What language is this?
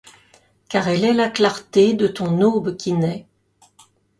French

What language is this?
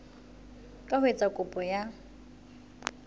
Southern Sotho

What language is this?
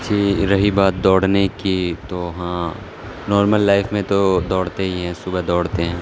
Urdu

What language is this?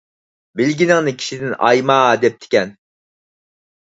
Uyghur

